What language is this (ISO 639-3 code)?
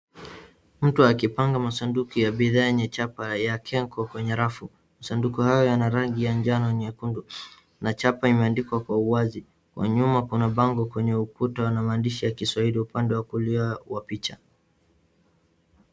swa